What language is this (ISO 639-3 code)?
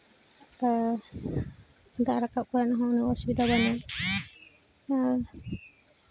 sat